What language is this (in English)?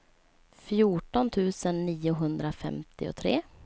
Swedish